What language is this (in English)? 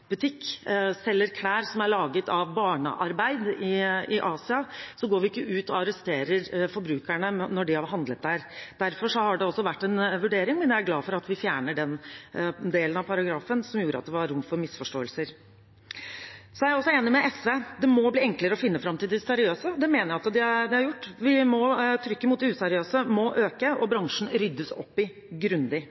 Norwegian Bokmål